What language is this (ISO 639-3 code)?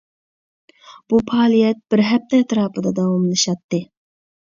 uig